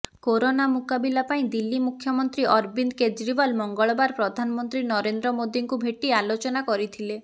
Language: Odia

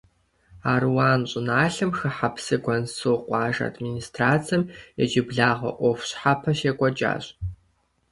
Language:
Kabardian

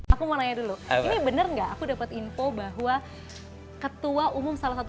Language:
Indonesian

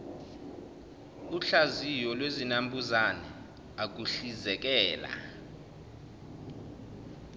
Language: Zulu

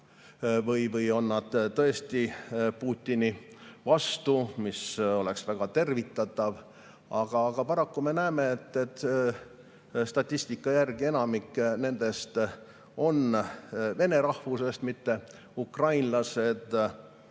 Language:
Estonian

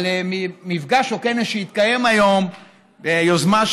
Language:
Hebrew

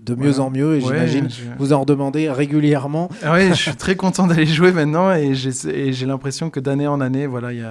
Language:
French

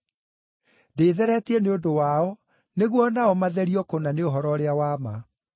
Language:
Kikuyu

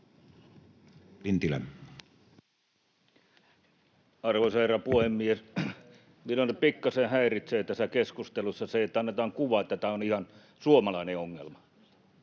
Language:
Finnish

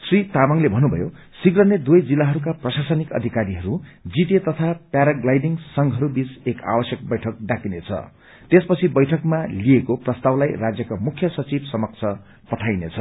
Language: Nepali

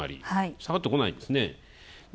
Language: Japanese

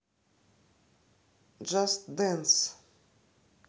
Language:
Russian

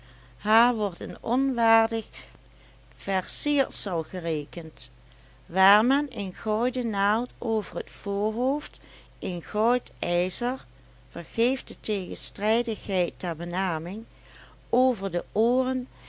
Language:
Dutch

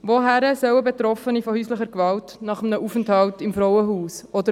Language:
Swiss German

